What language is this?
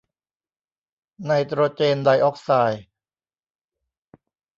Thai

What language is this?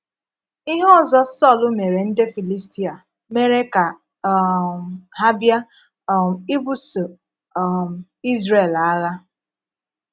Igbo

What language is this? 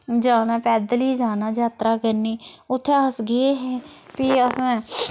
Dogri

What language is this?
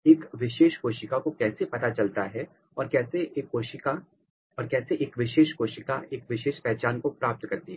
Hindi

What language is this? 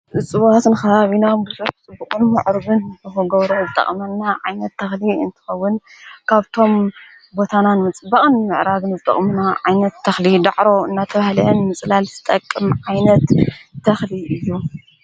Tigrinya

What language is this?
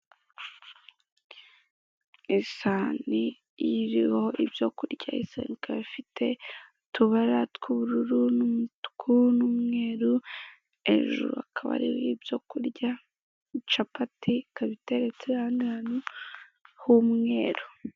Kinyarwanda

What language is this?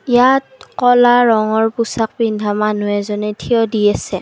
Assamese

